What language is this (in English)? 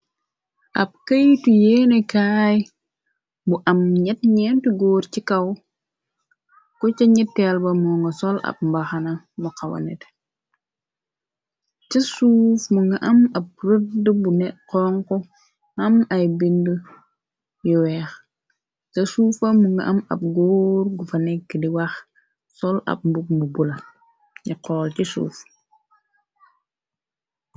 Wolof